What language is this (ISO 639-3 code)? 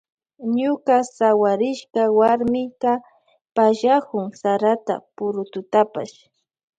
qvj